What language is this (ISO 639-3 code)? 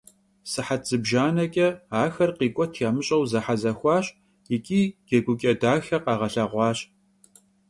kbd